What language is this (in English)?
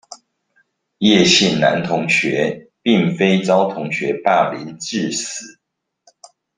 Chinese